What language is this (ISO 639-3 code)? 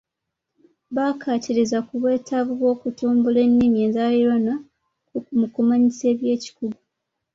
lug